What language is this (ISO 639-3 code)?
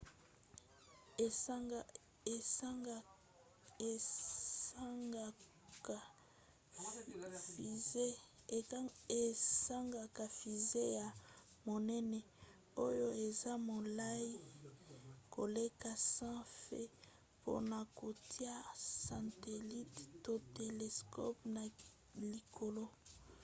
lin